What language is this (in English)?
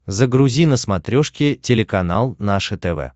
Russian